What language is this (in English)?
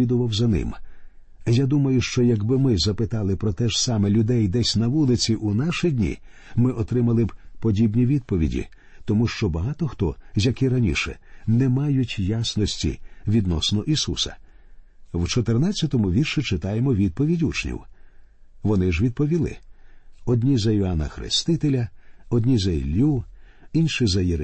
Ukrainian